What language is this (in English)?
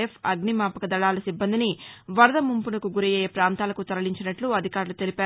Telugu